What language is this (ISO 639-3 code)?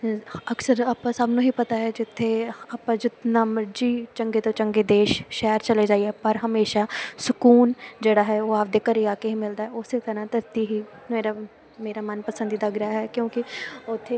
pan